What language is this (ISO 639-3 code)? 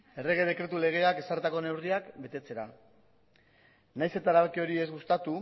eus